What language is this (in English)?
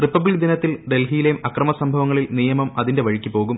Malayalam